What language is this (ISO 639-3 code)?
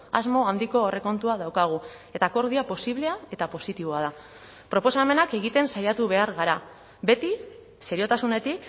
eus